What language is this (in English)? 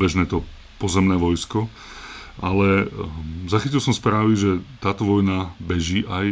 Slovak